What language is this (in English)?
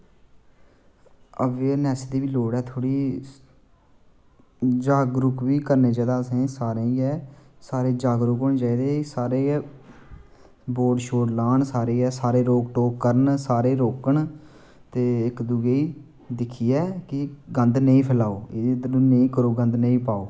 Dogri